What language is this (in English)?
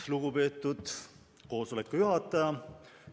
Estonian